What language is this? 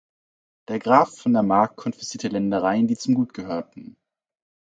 German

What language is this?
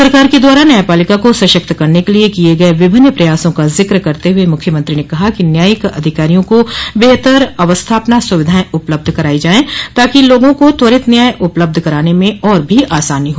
Hindi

